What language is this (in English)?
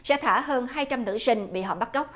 Vietnamese